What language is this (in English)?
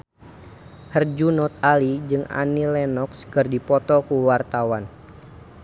Sundanese